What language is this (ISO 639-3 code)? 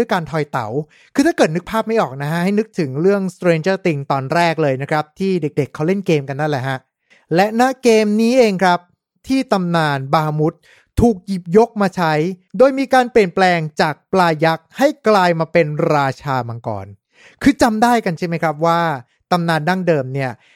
tha